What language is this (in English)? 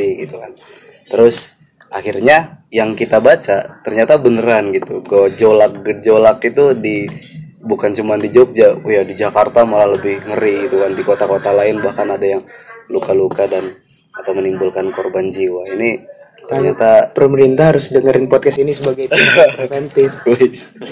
Indonesian